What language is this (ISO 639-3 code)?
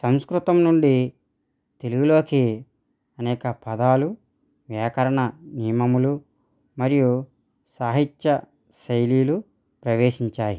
tel